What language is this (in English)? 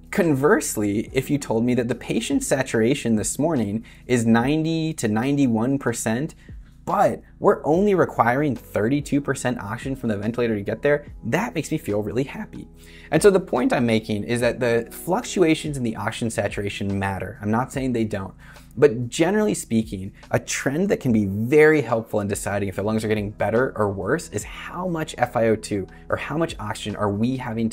English